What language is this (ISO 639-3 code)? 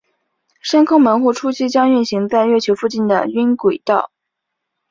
zho